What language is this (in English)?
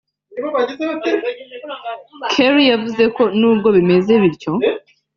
Kinyarwanda